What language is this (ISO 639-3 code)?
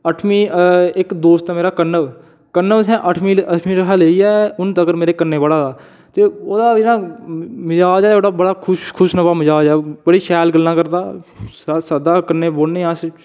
doi